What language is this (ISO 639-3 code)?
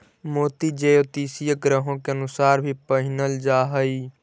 mag